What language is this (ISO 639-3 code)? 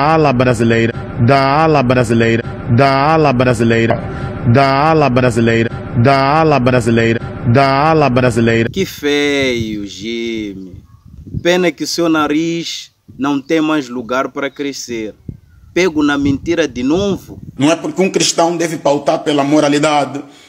por